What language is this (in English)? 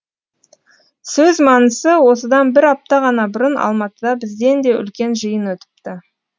Kazakh